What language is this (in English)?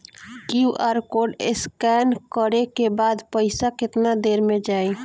Bhojpuri